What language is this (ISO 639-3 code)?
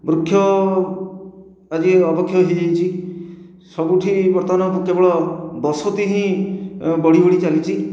ori